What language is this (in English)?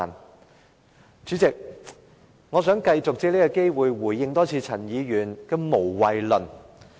Cantonese